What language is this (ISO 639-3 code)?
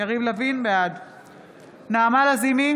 heb